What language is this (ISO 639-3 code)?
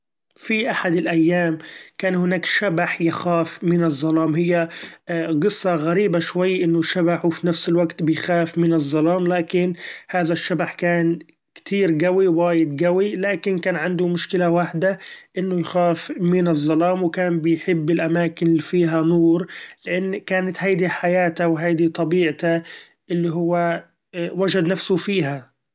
afb